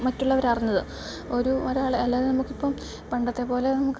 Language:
Malayalam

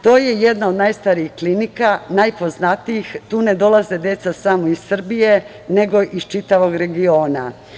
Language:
Serbian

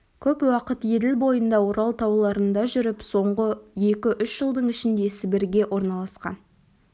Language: Kazakh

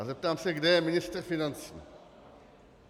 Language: Czech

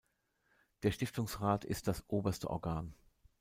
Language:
German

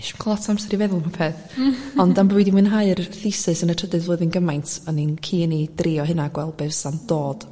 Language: Welsh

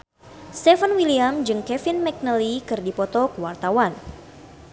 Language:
Sundanese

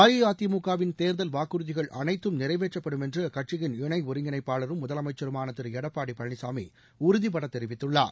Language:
Tamil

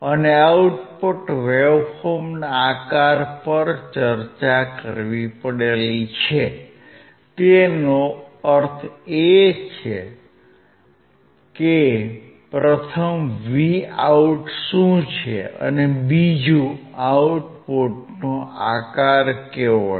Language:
Gujarati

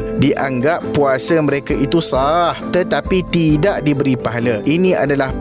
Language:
Malay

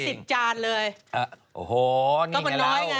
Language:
Thai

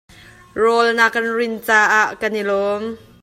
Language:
Hakha Chin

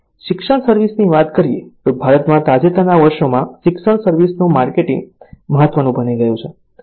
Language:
Gujarati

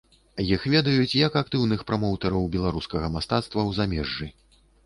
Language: Belarusian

